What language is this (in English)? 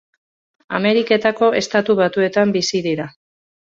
Basque